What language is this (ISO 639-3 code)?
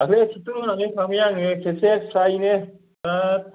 brx